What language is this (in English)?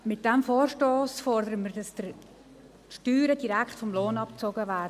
Swiss German